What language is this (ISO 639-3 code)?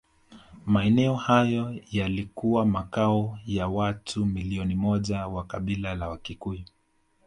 swa